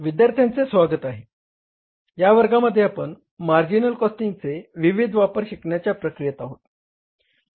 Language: Marathi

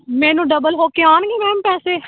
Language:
Punjabi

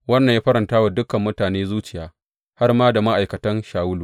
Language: Hausa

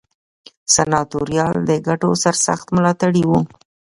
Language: Pashto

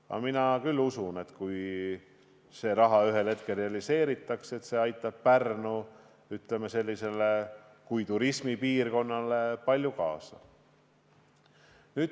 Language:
Estonian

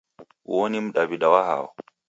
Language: Taita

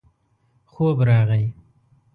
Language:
Pashto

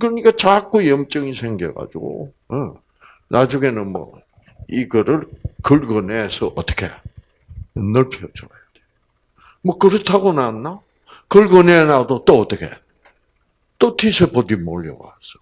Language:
Korean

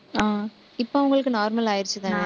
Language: Tamil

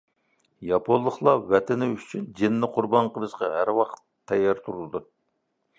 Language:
Uyghur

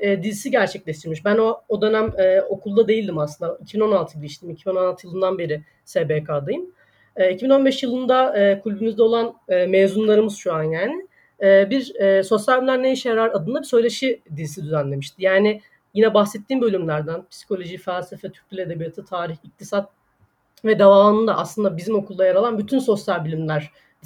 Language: Turkish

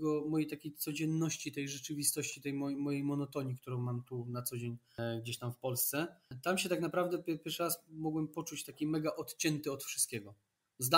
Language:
Polish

